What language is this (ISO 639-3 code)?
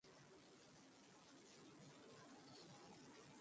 ben